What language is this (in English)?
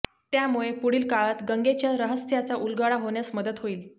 Marathi